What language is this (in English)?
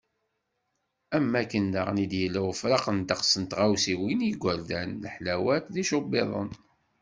Kabyle